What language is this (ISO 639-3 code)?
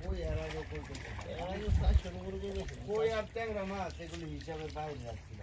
ben